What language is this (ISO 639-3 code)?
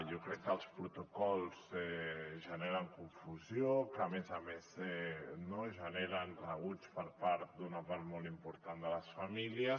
cat